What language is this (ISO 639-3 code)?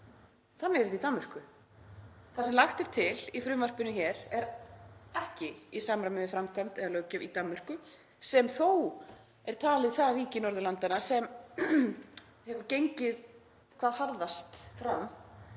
isl